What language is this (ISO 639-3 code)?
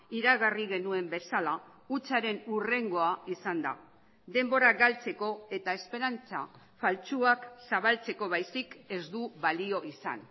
eus